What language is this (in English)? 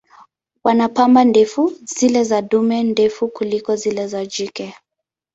Swahili